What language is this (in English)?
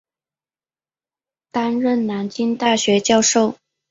Chinese